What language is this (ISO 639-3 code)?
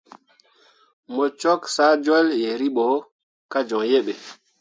mua